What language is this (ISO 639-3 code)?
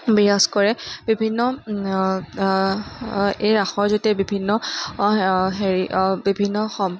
asm